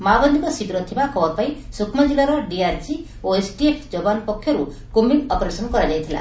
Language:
Odia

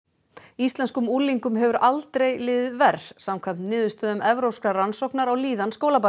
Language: Icelandic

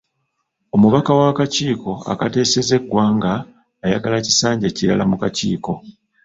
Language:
Ganda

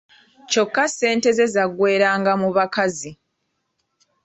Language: Ganda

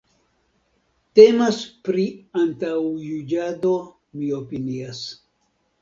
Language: Esperanto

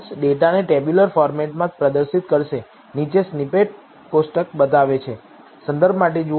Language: Gujarati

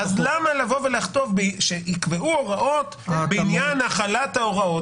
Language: Hebrew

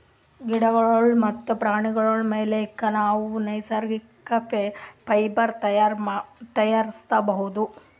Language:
Kannada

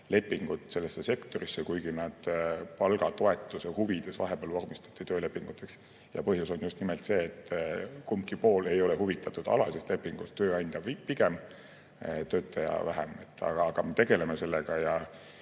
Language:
Estonian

